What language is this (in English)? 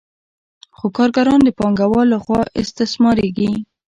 Pashto